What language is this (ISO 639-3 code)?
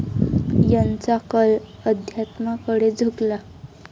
mar